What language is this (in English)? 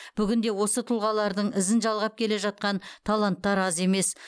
Kazakh